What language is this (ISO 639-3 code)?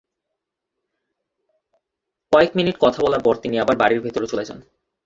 ben